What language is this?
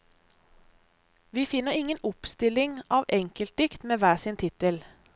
Norwegian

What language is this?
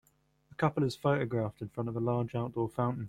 English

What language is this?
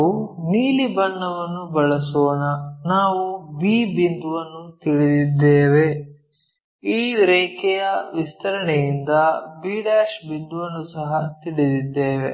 Kannada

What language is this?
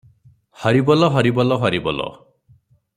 Odia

